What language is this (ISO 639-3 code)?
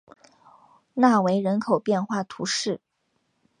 zho